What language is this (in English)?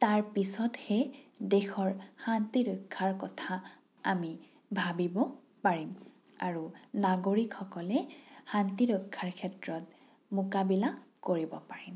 Assamese